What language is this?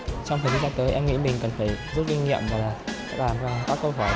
Vietnamese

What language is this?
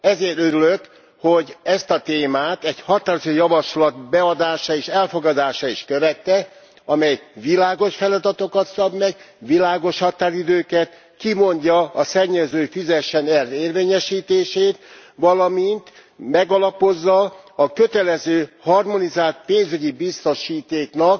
Hungarian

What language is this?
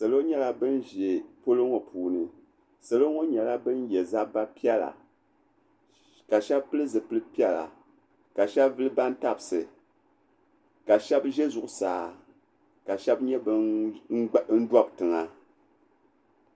Dagbani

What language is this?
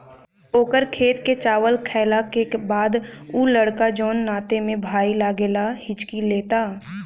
Bhojpuri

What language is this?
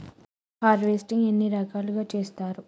Telugu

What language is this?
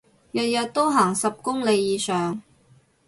Cantonese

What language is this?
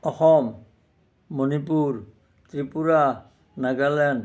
Assamese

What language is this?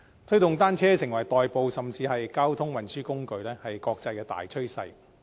Cantonese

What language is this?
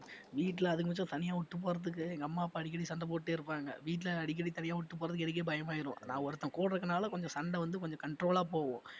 Tamil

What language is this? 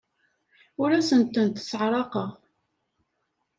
Kabyle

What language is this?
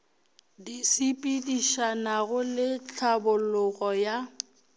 Northern Sotho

